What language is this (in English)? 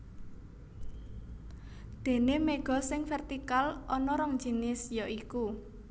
Javanese